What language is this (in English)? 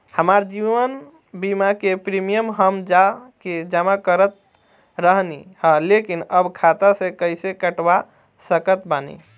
Bhojpuri